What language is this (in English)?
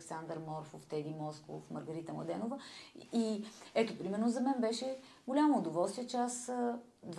Bulgarian